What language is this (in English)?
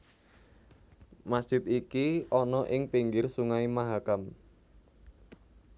Javanese